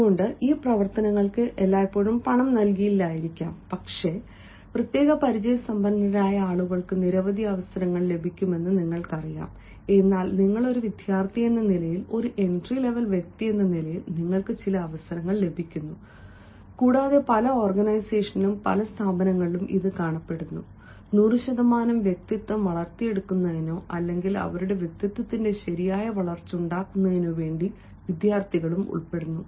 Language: Malayalam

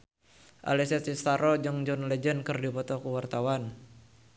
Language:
Sundanese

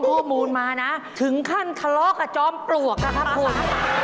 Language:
Thai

